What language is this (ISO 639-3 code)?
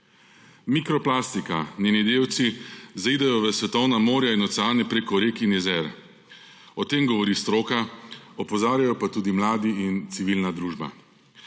slv